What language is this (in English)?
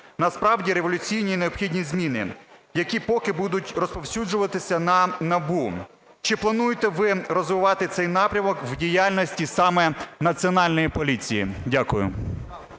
Ukrainian